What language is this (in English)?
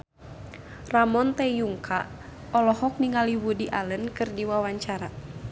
Sundanese